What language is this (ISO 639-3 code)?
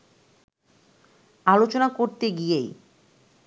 ben